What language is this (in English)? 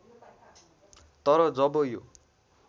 Nepali